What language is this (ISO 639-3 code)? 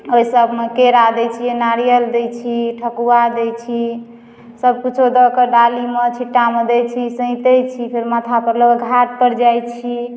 mai